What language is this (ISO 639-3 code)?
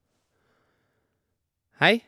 nor